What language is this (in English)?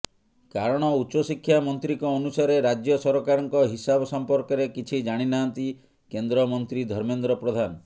Odia